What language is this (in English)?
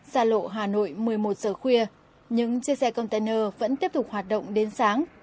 Vietnamese